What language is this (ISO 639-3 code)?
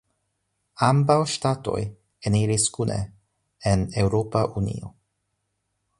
epo